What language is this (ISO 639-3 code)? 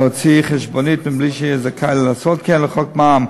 heb